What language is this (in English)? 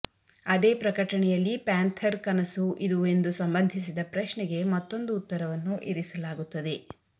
Kannada